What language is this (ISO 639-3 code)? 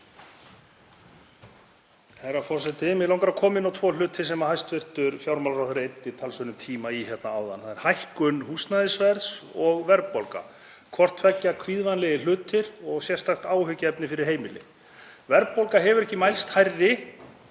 isl